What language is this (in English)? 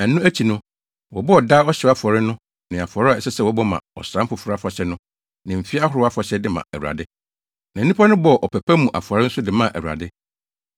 Akan